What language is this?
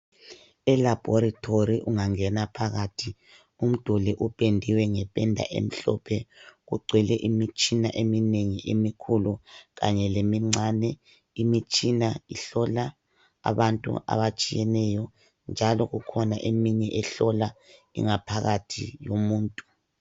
North Ndebele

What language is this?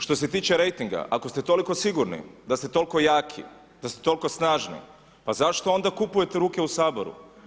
Croatian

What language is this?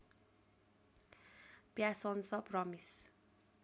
Nepali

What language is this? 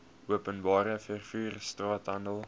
Afrikaans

